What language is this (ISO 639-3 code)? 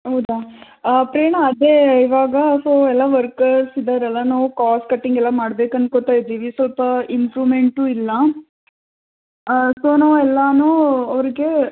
kan